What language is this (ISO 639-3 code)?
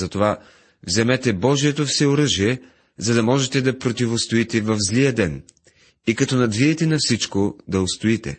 bul